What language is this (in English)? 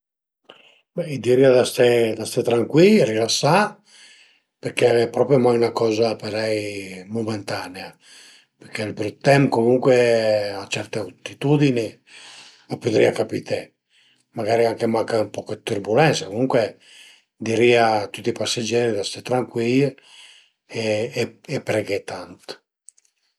Piedmontese